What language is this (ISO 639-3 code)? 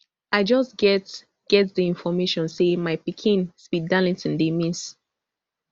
pcm